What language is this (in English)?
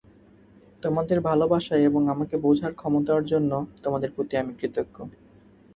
Bangla